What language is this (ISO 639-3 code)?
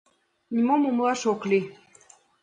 chm